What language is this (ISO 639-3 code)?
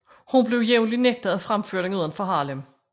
dan